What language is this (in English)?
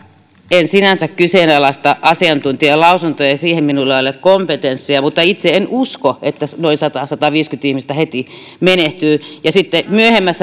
Finnish